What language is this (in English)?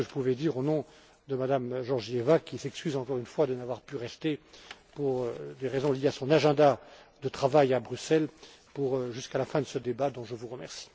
French